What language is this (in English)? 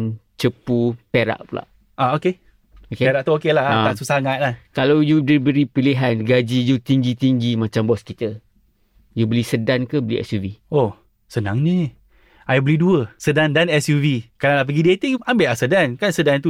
Malay